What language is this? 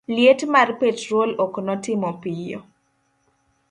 Luo (Kenya and Tanzania)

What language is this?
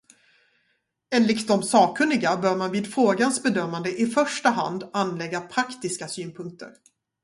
Swedish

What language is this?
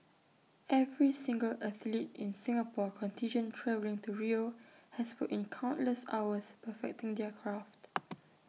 English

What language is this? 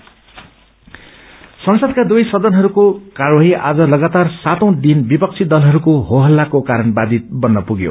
Nepali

